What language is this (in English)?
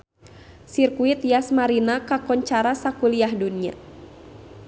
Sundanese